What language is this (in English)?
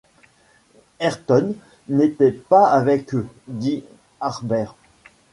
French